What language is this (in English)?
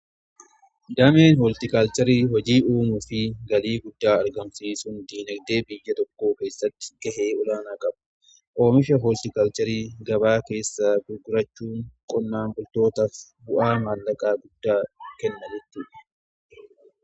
Oromo